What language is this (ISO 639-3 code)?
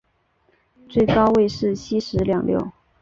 zho